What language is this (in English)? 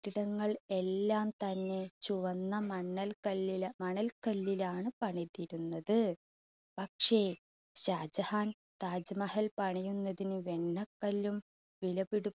Malayalam